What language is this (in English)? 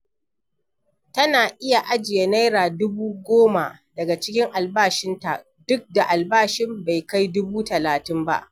Hausa